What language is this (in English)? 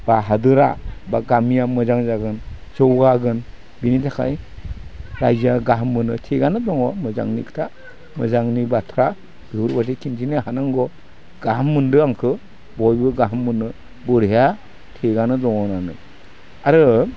Bodo